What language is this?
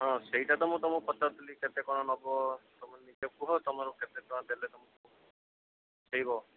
Odia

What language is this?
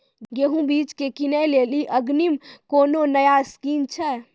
Maithili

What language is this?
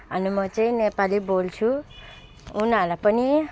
Nepali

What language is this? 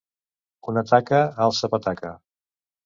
Catalan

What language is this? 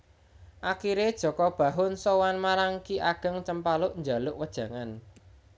Javanese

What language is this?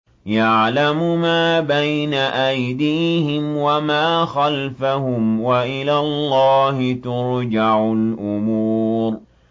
Arabic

